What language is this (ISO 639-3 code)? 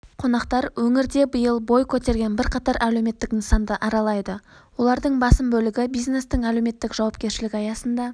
kaz